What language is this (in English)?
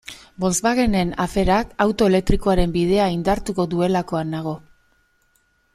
Basque